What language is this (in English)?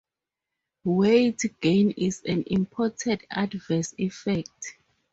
English